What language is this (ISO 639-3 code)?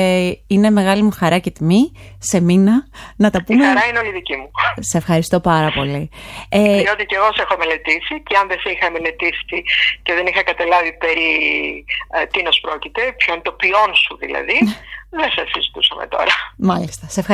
ell